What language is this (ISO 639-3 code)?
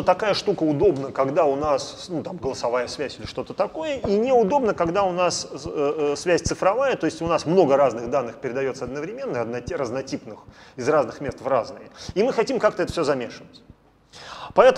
rus